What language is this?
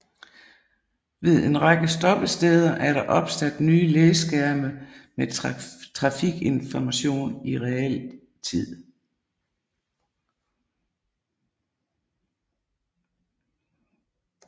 Danish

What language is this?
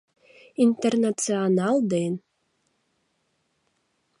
Mari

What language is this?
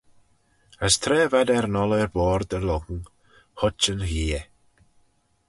Manx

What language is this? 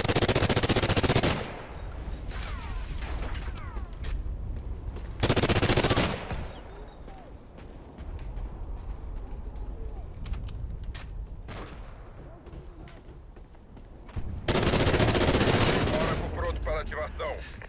Portuguese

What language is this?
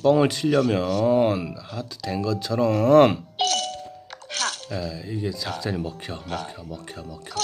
Korean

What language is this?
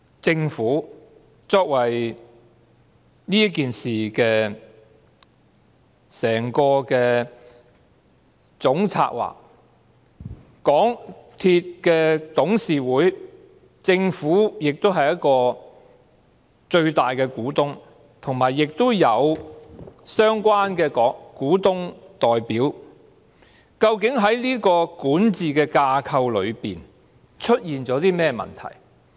Cantonese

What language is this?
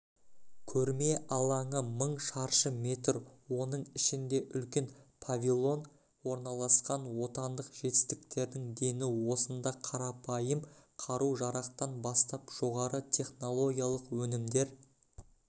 Kazakh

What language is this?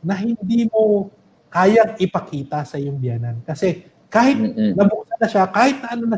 Filipino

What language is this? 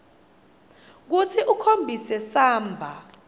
Swati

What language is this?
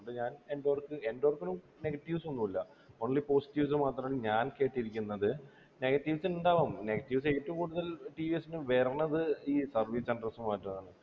Malayalam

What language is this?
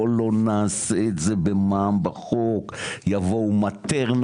Hebrew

